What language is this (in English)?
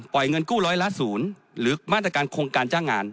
Thai